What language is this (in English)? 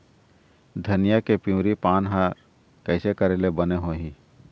Chhattisgarhi